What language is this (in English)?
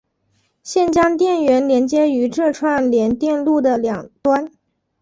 Chinese